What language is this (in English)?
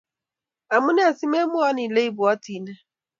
Kalenjin